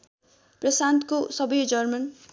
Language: Nepali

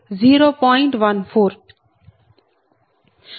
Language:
Telugu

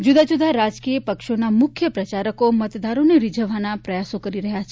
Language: Gujarati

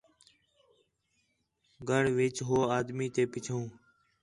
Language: Khetrani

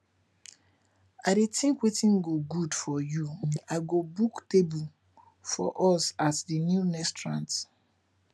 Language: Nigerian Pidgin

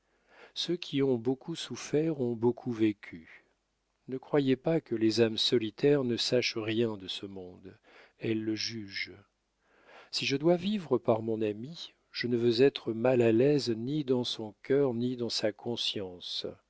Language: French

